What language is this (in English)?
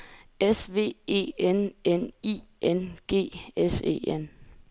Danish